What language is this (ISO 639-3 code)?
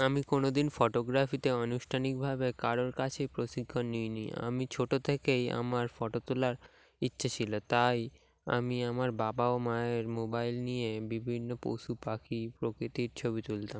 ben